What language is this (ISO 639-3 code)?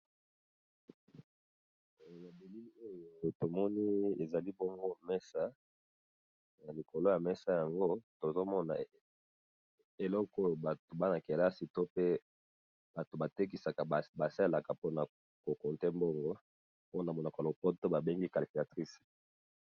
lin